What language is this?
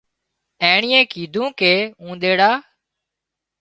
Wadiyara Koli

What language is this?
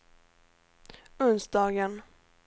Swedish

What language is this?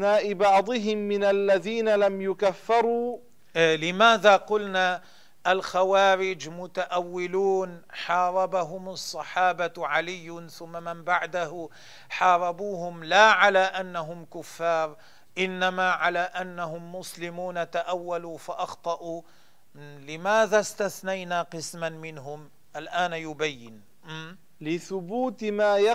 Arabic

